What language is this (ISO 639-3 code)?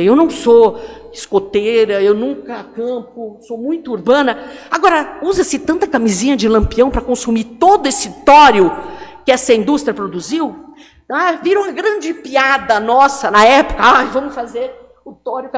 por